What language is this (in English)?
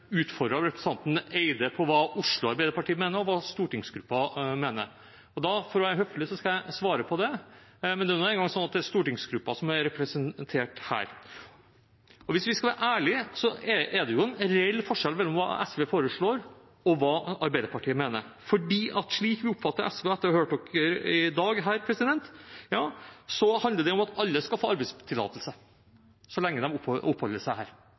Norwegian Bokmål